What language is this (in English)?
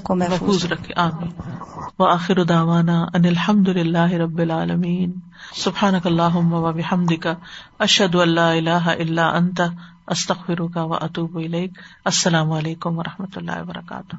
Urdu